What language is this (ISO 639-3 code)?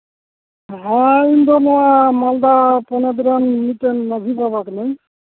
sat